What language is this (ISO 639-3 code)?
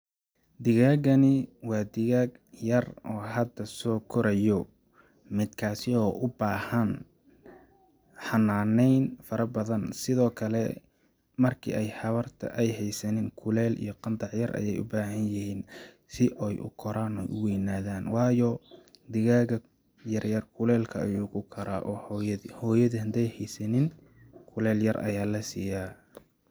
som